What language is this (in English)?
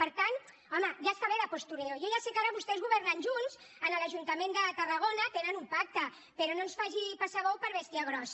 Catalan